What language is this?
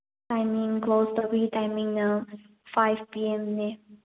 Manipuri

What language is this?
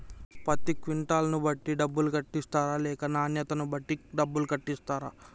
Telugu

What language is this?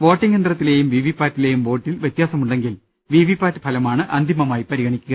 Malayalam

